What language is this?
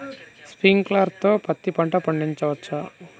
Telugu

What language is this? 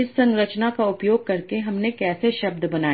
Hindi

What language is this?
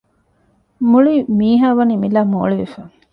Divehi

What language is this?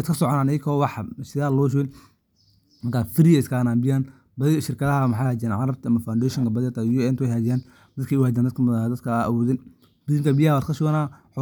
Somali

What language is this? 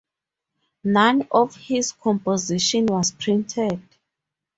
English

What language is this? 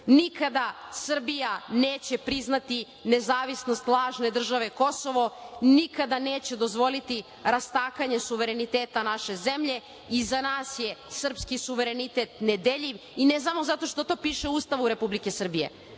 Serbian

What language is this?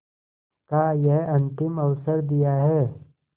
Hindi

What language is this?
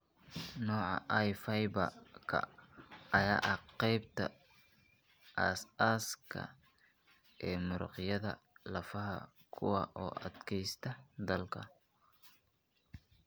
Somali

